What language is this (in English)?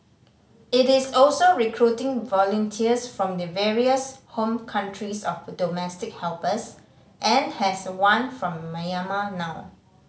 English